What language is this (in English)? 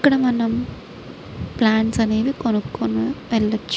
Telugu